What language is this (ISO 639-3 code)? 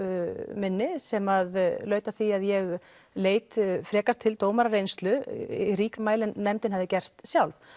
isl